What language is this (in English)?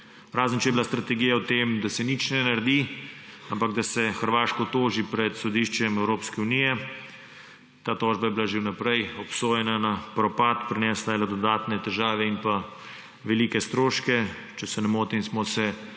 Slovenian